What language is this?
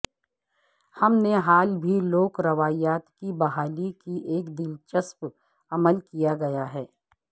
Urdu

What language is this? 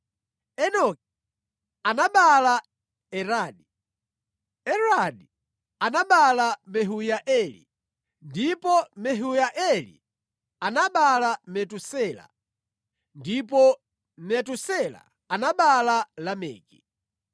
Nyanja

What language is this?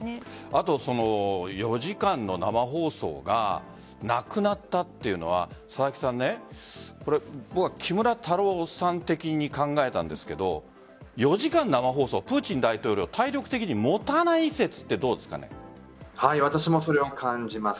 Japanese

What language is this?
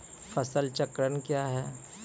Maithili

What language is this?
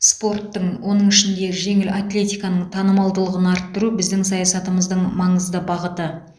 Kazakh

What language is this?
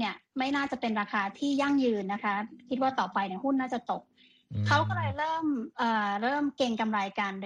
Thai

